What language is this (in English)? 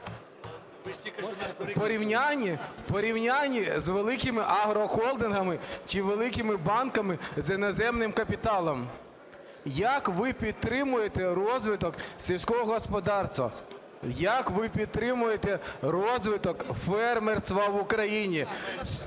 Ukrainian